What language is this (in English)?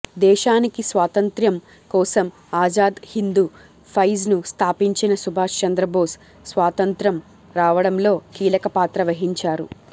Telugu